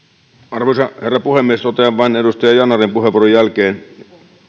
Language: Finnish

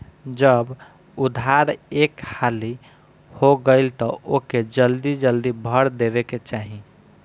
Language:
Bhojpuri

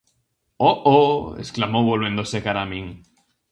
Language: Galician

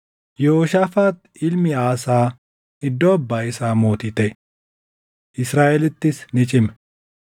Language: Oromo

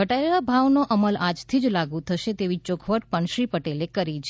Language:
Gujarati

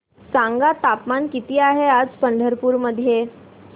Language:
Marathi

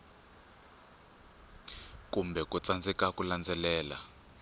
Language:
Tsonga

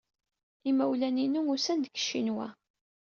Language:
Kabyle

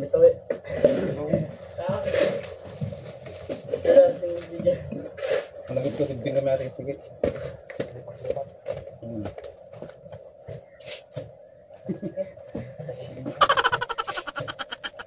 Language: Filipino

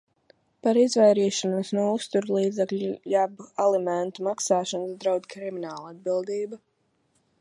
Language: Latvian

